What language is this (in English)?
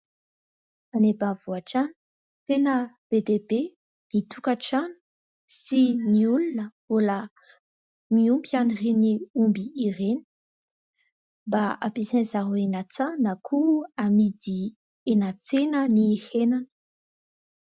Malagasy